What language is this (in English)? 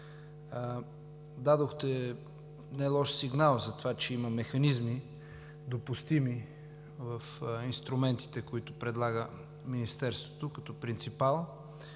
Bulgarian